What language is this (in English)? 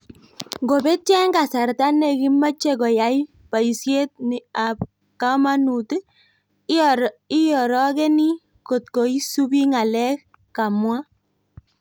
Kalenjin